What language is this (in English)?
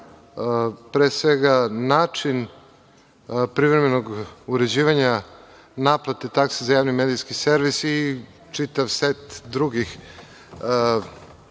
Serbian